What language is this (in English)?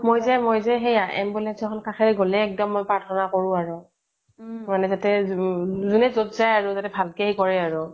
Assamese